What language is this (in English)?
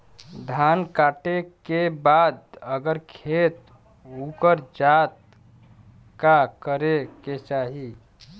Bhojpuri